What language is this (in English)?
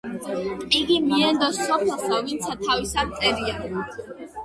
Georgian